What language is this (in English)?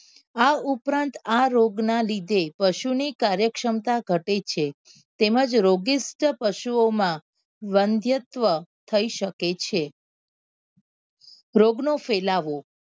Gujarati